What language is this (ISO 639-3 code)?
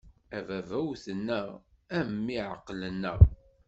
kab